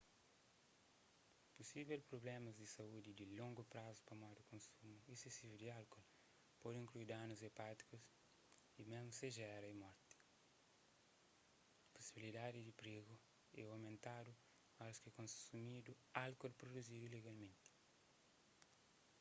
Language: Kabuverdianu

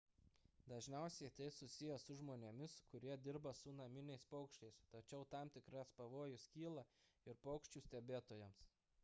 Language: Lithuanian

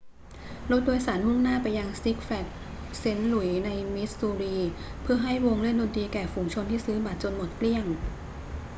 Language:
Thai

